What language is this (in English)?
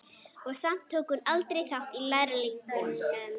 Icelandic